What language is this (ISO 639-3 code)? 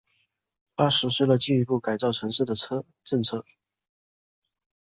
zho